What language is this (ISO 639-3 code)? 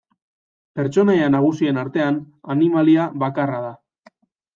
eus